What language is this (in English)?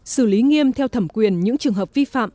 Vietnamese